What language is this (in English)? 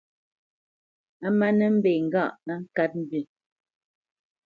Bamenyam